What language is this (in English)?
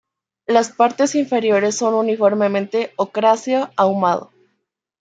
Spanish